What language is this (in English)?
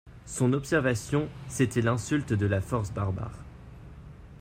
French